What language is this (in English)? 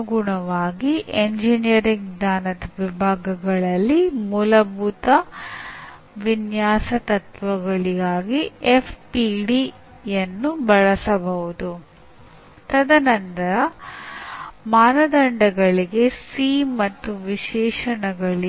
Kannada